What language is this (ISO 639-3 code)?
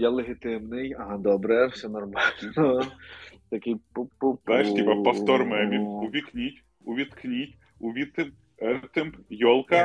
ukr